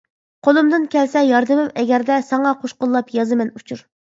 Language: Uyghur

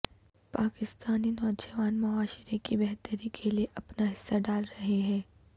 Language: Urdu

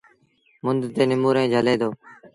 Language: Sindhi Bhil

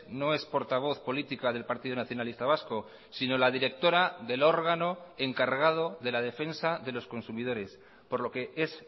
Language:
Spanish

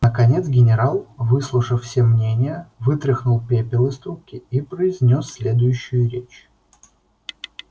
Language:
Russian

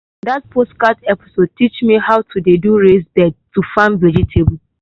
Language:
Nigerian Pidgin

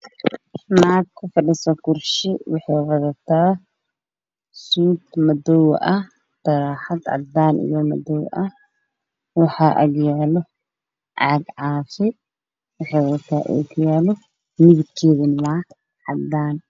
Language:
Somali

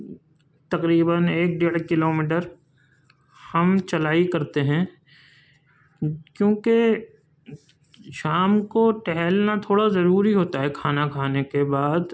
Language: Urdu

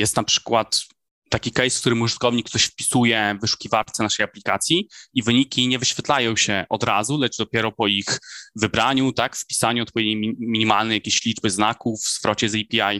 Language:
Polish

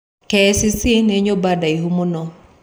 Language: Kikuyu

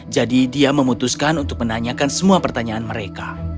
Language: Indonesian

